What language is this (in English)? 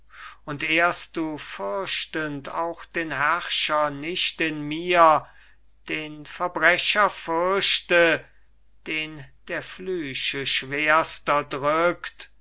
German